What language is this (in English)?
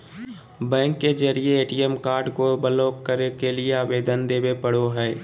Magahi